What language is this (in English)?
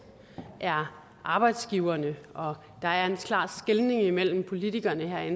Danish